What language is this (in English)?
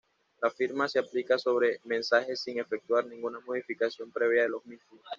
Spanish